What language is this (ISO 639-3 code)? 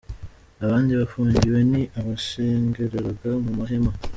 kin